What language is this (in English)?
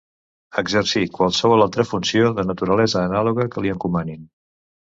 Catalan